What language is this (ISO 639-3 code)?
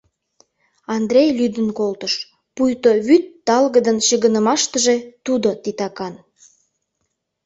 chm